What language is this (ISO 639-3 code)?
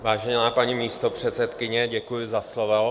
ces